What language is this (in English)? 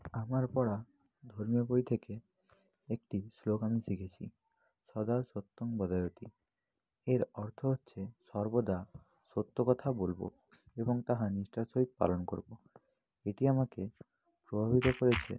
Bangla